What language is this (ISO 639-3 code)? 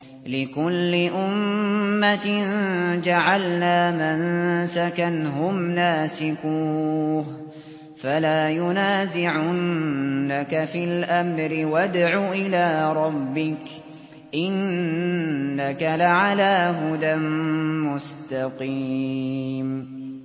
ara